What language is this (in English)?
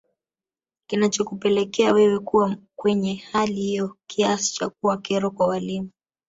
Swahili